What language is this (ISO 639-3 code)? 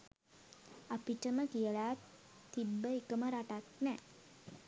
sin